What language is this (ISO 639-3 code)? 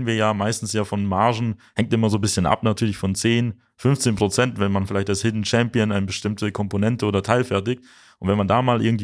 deu